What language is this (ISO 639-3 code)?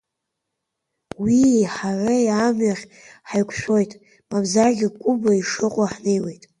abk